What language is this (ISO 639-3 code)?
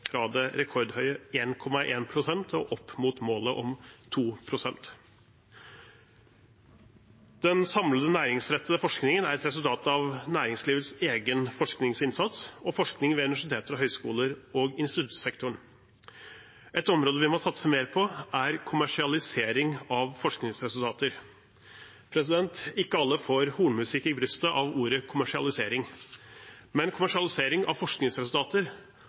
nob